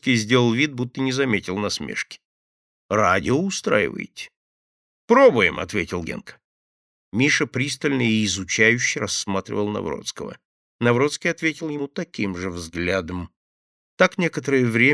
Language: Russian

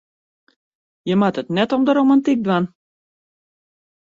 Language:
Western Frisian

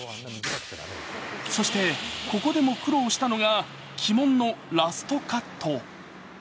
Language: Japanese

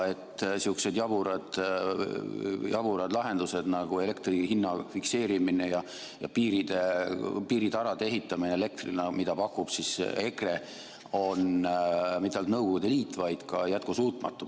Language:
Estonian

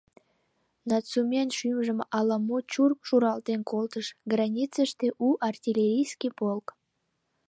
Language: Mari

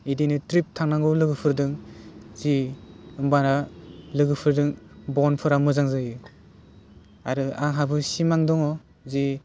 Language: Bodo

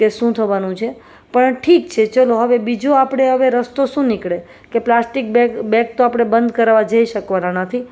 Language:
Gujarati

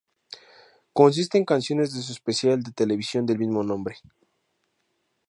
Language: Spanish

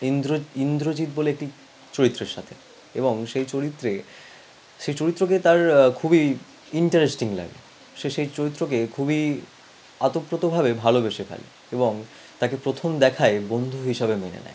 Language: Bangla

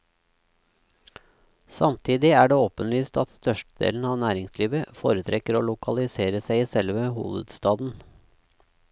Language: Norwegian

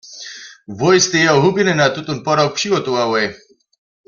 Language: Upper Sorbian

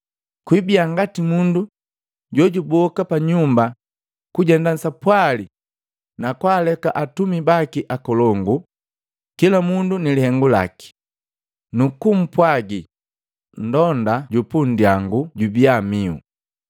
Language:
Matengo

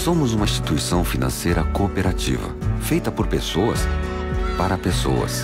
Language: Portuguese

